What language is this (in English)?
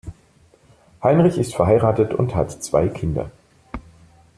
German